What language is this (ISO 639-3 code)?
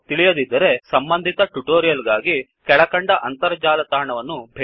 kan